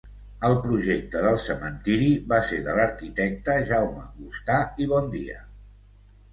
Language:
Catalan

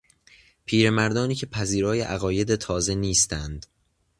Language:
Persian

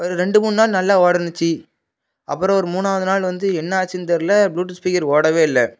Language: Tamil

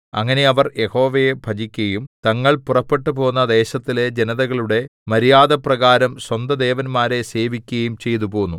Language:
Malayalam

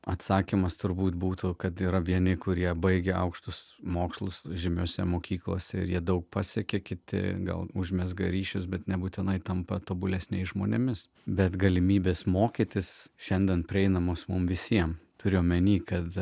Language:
Lithuanian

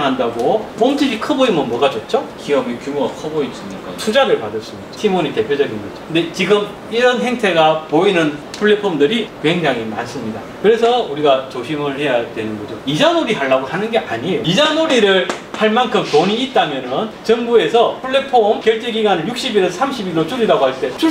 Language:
Korean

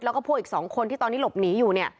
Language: Thai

